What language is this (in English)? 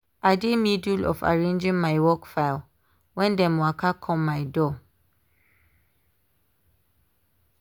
Nigerian Pidgin